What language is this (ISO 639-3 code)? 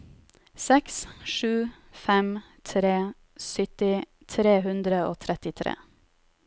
nor